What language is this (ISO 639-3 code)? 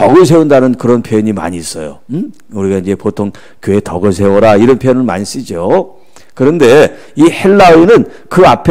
kor